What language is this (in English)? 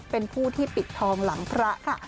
Thai